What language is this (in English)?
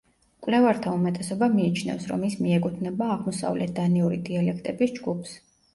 Georgian